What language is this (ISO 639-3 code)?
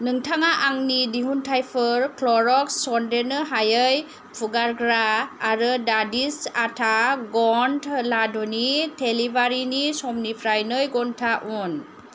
brx